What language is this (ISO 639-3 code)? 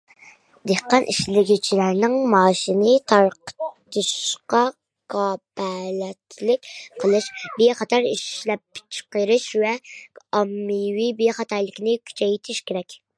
uig